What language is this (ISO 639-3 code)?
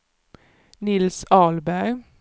swe